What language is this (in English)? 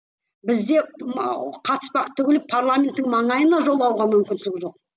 Kazakh